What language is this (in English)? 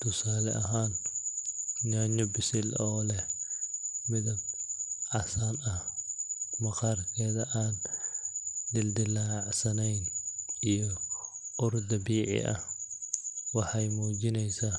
Somali